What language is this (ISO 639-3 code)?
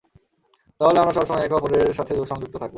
ben